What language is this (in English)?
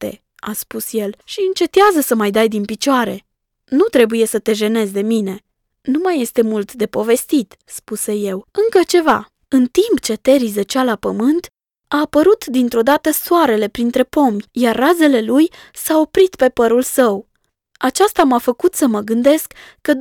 Romanian